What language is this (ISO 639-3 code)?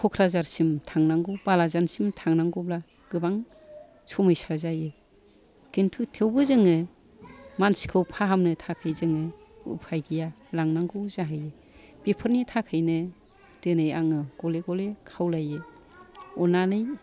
brx